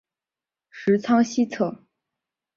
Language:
Chinese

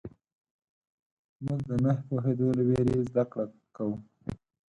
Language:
Pashto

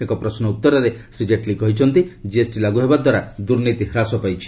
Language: Odia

